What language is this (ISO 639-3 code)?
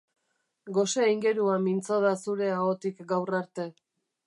eus